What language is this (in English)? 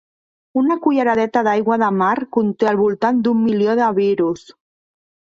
Catalan